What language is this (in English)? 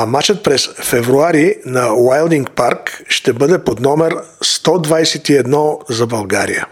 Bulgarian